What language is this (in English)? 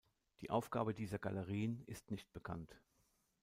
German